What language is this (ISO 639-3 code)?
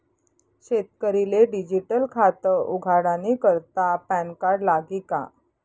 mar